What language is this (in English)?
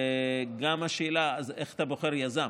Hebrew